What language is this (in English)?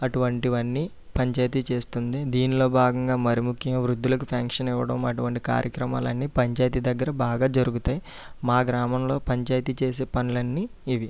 Telugu